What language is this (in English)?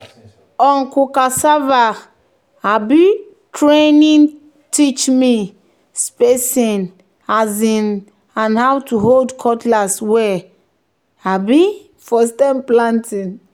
Nigerian Pidgin